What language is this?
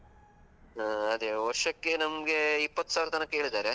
Kannada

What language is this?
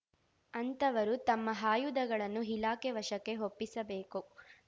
Kannada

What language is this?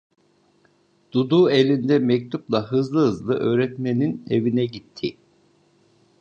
Turkish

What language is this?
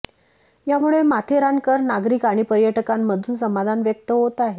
Marathi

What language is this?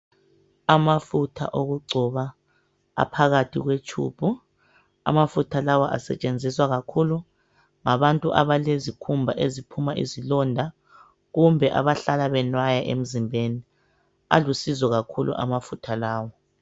North Ndebele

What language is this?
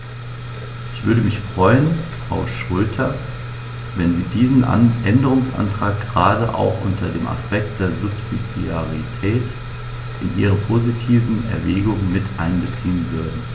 German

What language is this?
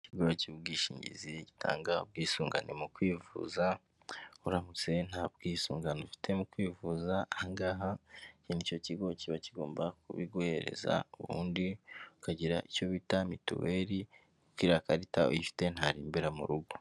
Kinyarwanda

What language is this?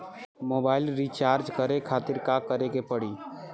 Bhojpuri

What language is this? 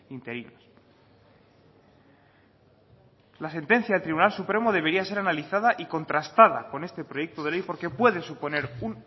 Spanish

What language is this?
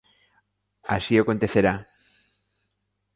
Galician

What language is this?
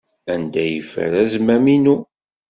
Kabyle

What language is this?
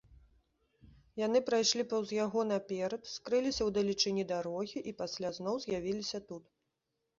Belarusian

